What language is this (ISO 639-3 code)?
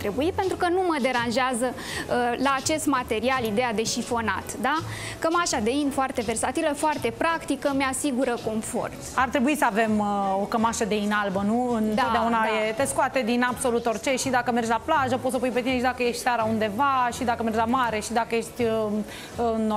ron